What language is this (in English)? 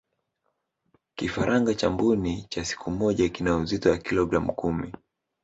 Swahili